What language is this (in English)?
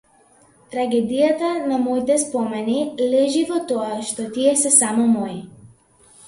Macedonian